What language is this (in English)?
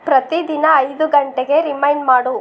Kannada